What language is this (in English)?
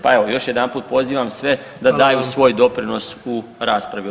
Croatian